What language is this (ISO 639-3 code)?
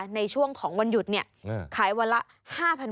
tha